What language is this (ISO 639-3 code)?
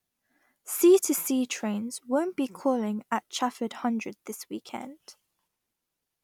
eng